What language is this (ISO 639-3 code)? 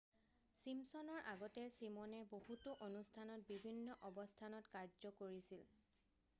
asm